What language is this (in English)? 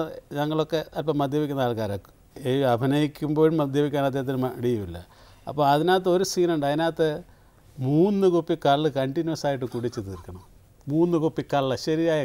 Turkish